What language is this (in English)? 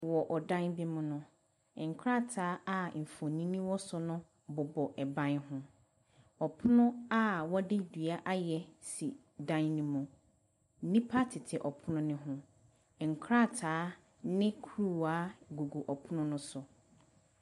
Akan